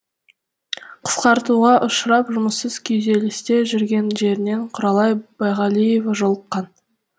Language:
Kazakh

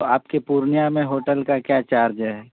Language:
Urdu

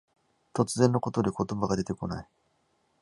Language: Japanese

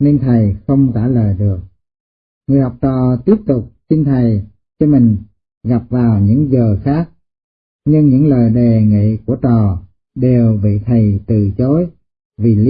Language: Vietnamese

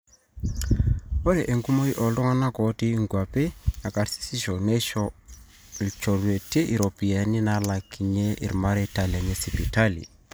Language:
Masai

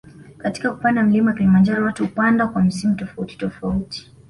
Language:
Swahili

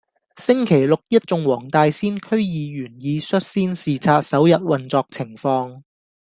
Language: Cantonese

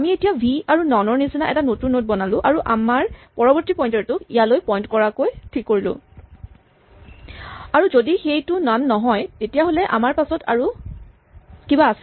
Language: Assamese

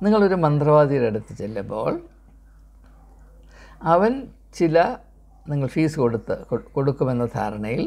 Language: Malayalam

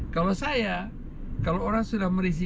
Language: Indonesian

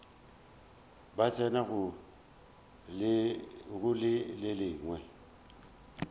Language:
Northern Sotho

